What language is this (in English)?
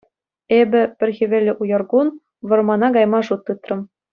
Chuvash